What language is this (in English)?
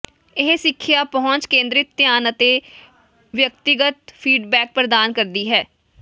Punjabi